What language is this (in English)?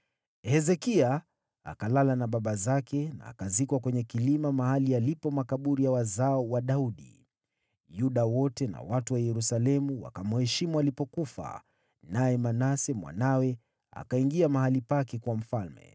Swahili